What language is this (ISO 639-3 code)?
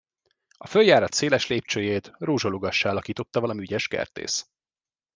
hun